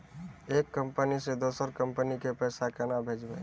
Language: Maithili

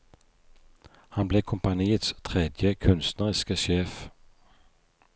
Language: Norwegian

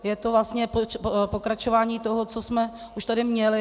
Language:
Czech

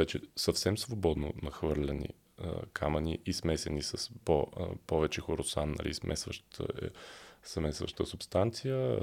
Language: Bulgarian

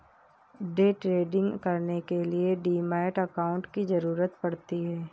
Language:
Hindi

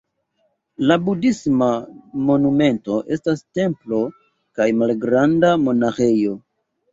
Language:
Esperanto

